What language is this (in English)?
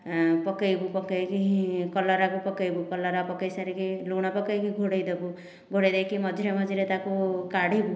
Odia